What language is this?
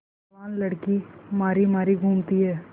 Hindi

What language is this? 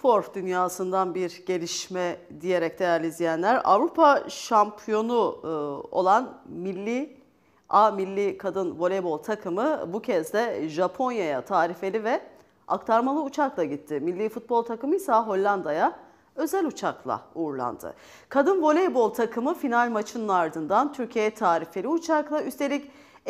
Turkish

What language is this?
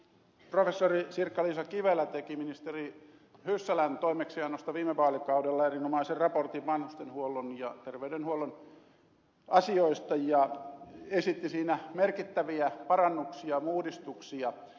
Finnish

